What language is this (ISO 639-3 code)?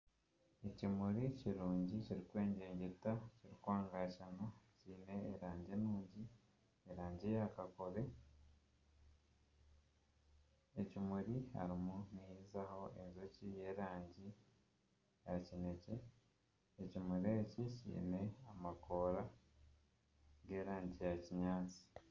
nyn